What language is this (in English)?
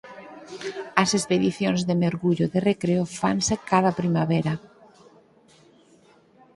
Galician